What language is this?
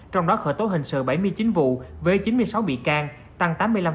Vietnamese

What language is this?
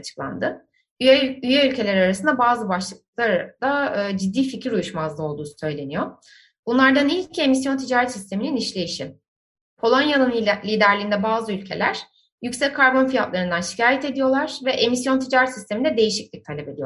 Turkish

